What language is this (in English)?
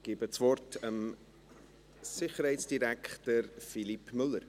Swiss German